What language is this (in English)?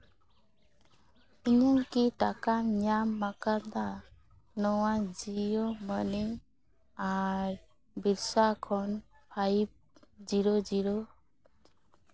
Santali